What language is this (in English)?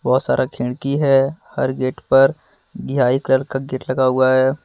Hindi